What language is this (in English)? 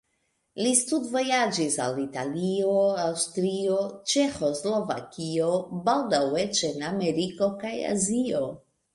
Esperanto